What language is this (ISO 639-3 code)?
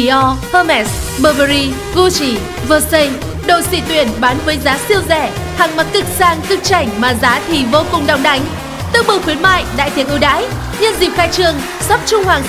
vie